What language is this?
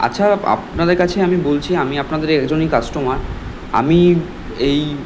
Bangla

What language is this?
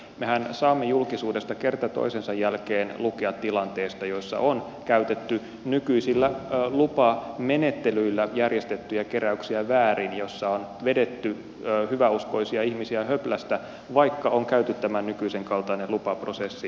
Finnish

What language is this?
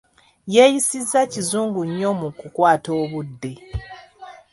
Ganda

